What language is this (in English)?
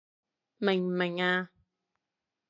Cantonese